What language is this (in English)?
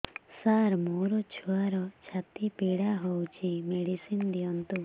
Odia